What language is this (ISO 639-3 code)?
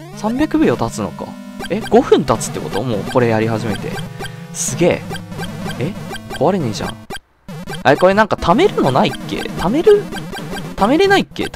jpn